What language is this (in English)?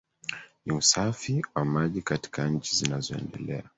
Swahili